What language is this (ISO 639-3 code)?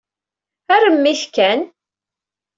kab